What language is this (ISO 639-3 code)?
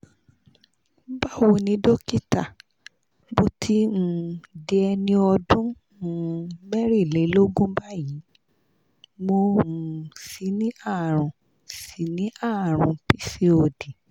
yor